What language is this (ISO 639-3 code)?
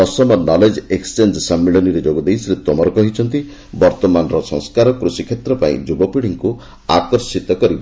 ori